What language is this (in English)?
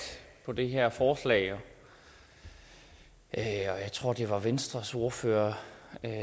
Danish